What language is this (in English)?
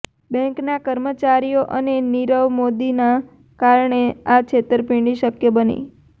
Gujarati